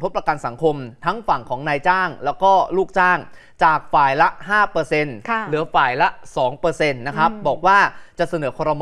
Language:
Thai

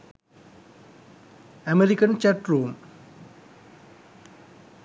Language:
Sinhala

